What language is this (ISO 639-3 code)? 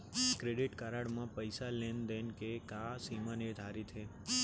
hne